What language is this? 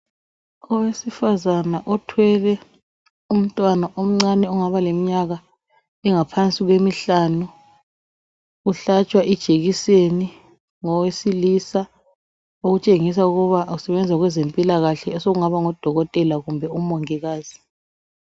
North Ndebele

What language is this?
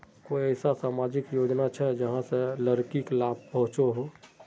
Magahi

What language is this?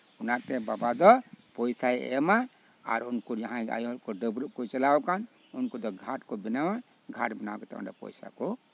Santali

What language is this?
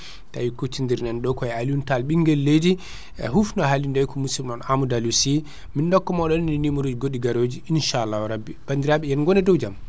Fula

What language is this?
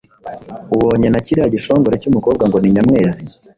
Kinyarwanda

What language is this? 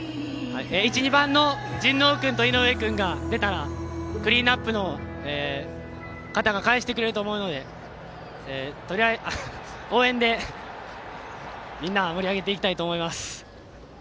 Japanese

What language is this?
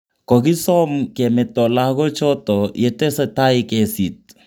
Kalenjin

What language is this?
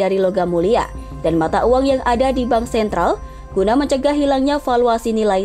Indonesian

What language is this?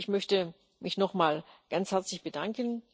German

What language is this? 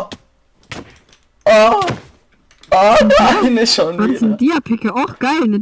German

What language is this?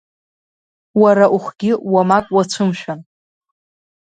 Abkhazian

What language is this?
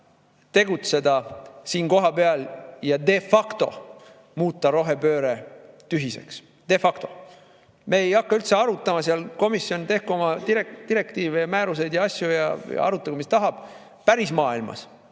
Estonian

